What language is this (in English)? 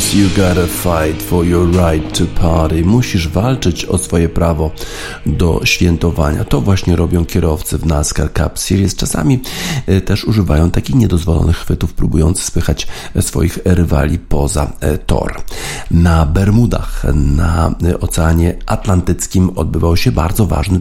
Polish